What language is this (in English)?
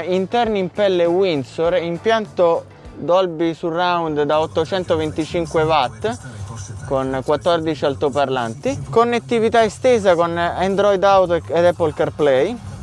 Italian